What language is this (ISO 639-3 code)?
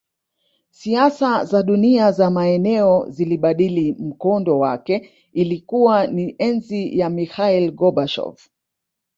swa